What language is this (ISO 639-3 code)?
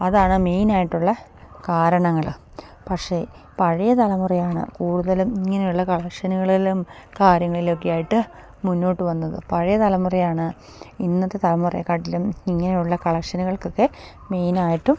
mal